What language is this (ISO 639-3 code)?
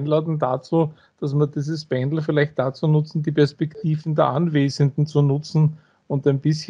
deu